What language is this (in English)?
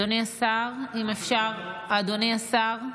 Hebrew